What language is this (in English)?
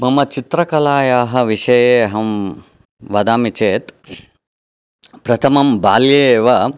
Sanskrit